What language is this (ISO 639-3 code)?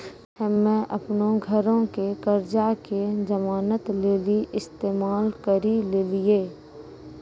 mai